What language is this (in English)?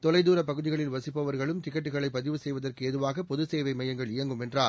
Tamil